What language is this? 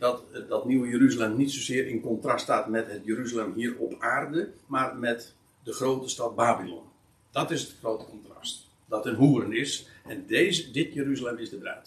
Dutch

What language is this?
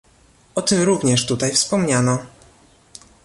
Polish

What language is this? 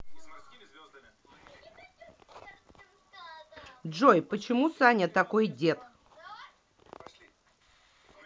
Russian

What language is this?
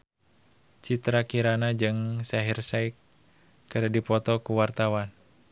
Sundanese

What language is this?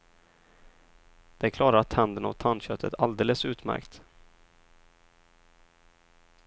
Swedish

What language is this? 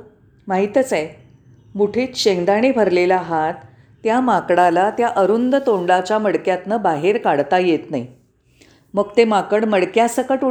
Marathi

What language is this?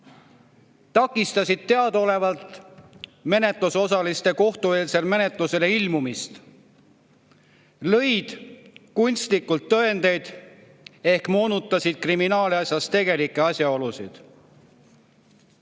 Estonian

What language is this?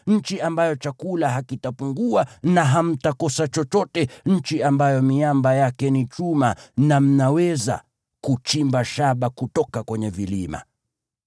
Swahili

